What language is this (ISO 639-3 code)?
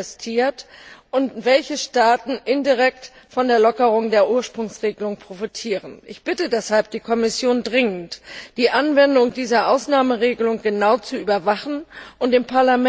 deu